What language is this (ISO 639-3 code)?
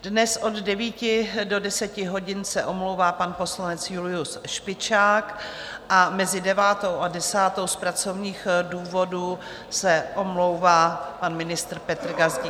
ces